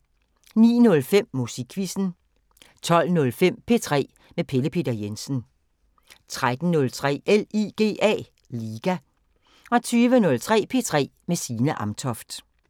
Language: Danish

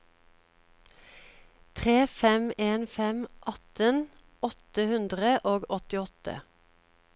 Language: Norwegian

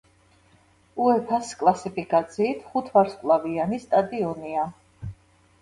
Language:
Georgian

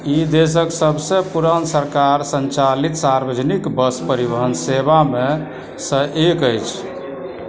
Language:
Maithili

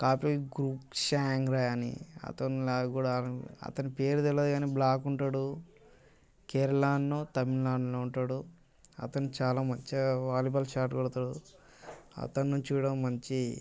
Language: Telugu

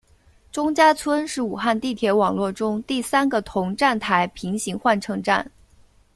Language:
Chinese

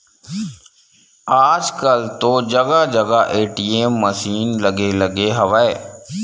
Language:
Chhattisgarhi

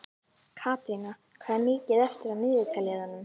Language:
Icelandic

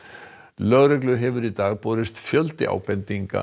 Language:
Icelandic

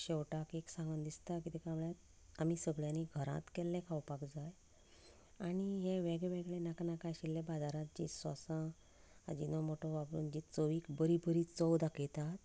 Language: Konkani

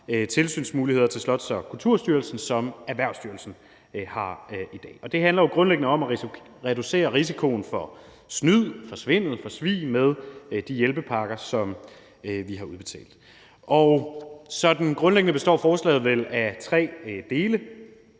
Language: Danish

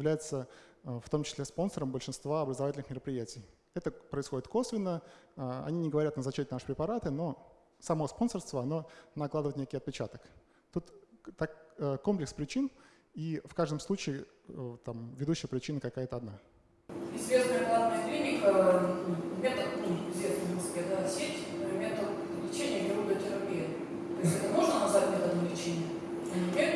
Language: Russian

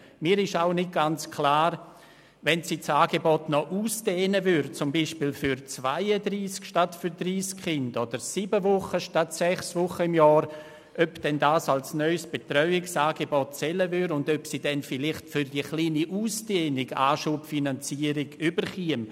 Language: Swiss German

